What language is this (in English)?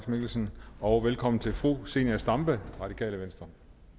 Danish